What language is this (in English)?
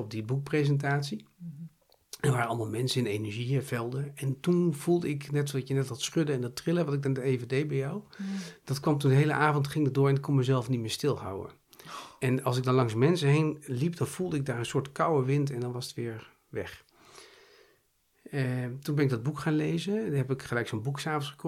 Dutch